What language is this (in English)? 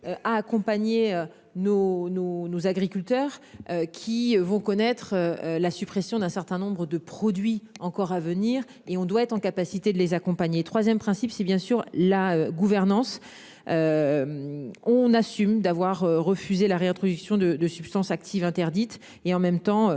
French